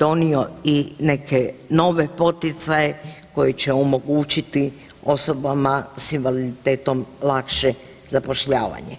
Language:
Croatian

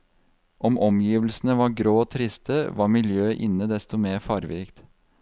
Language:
Norwegian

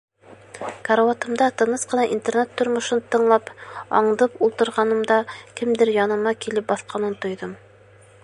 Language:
Bashkir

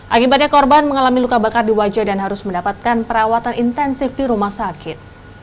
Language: Indonesian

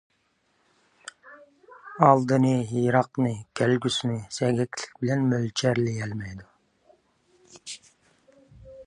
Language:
Uyghur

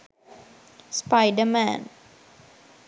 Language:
Sinhala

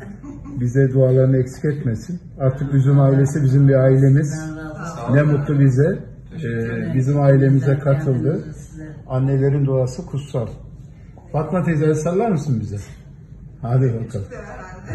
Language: Turkish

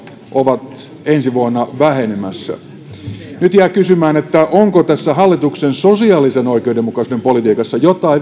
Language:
Finnish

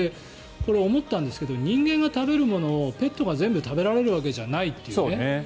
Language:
Japanese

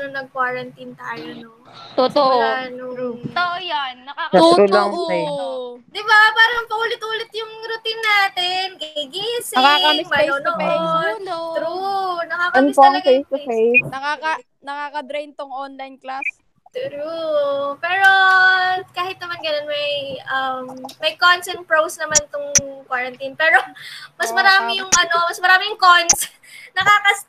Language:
Filipino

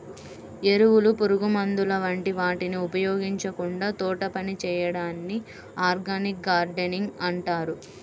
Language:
Telugu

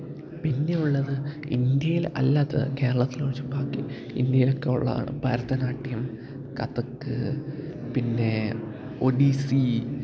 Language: Malayalam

